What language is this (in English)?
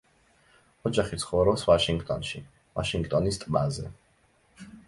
Georgian